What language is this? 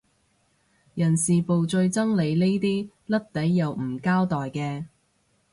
Cantonese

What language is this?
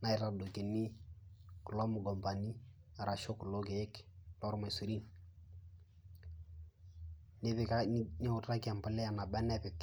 Masai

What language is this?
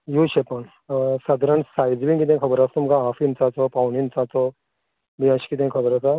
Konkani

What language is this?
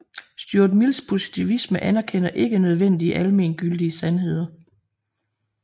Danish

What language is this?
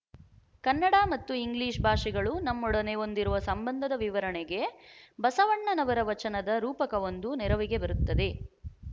Kannada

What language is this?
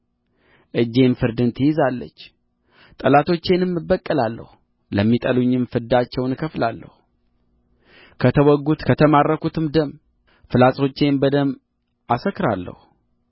Amharic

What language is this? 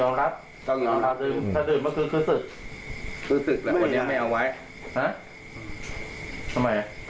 Thai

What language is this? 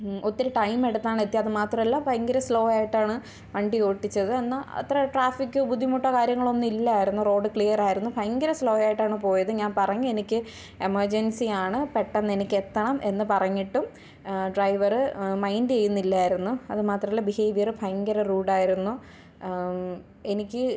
Malayalam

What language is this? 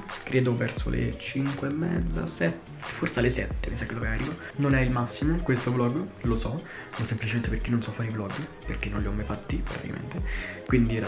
Italian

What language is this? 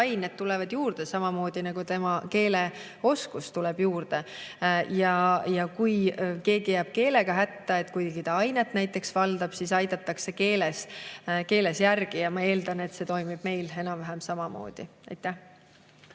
Estonian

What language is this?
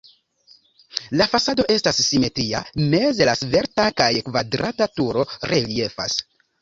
Esperanto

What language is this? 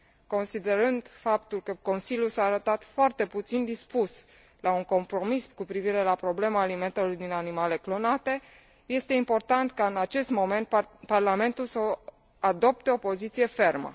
Romanian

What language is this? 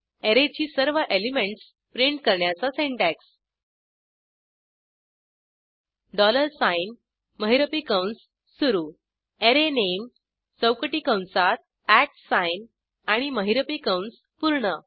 Marathi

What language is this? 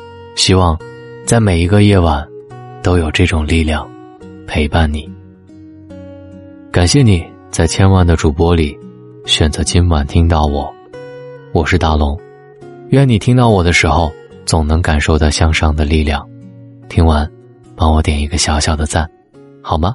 Chinese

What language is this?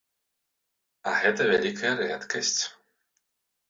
Belarusian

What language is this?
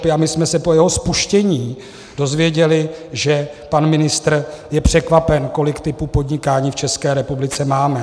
Czech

